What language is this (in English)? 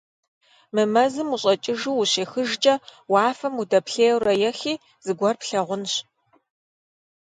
Kabardian